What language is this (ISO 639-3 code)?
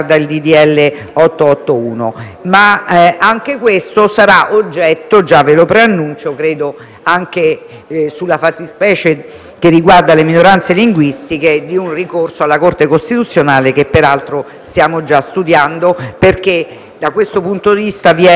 ita